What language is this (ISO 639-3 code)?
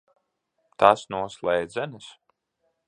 lav